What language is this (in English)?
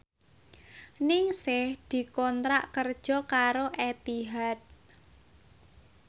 Javanese